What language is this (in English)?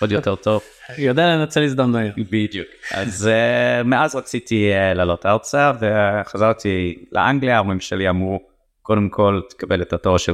Hebrew